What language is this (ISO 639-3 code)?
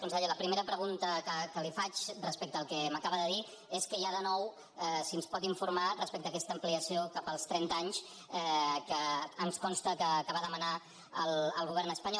cat